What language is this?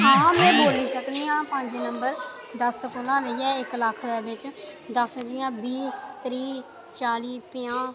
Dogri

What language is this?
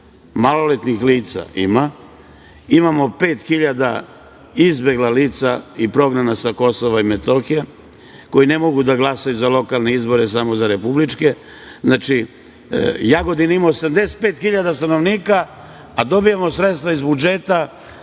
Serbian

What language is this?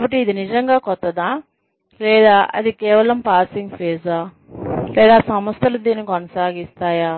Telugu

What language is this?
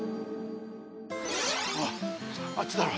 Japanese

